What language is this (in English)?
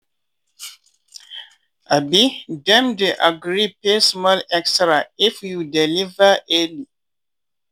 Nigerian Pidgin